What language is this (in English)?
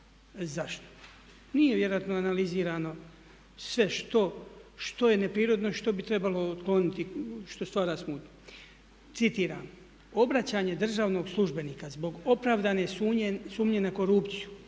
Croatian